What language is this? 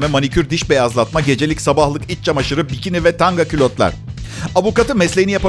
Turkish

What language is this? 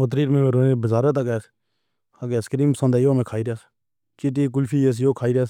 Pahari-Potwari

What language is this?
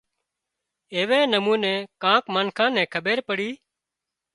Wadiyara Koli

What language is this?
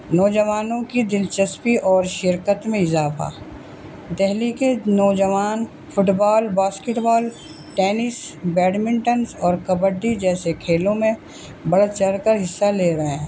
Urdu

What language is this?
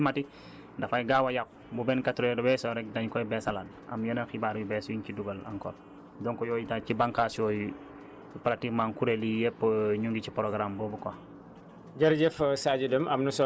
Wolof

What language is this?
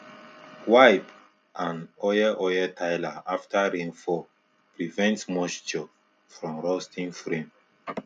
Nigerian Pidgin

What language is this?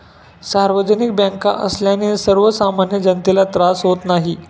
Marathi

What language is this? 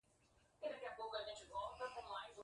Portuguese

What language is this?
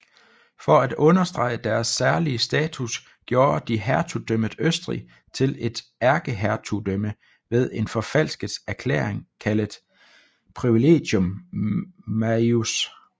Danish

